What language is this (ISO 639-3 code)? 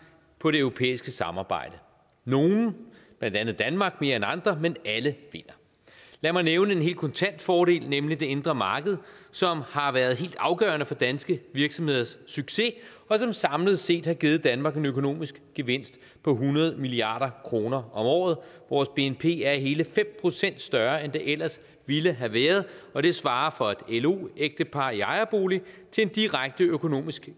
dan